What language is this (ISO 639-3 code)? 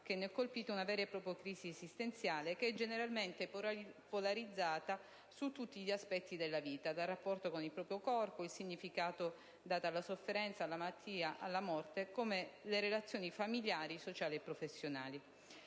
ita